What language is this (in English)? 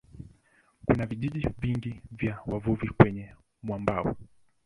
Swahili